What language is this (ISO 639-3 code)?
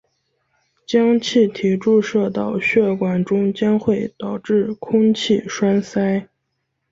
zho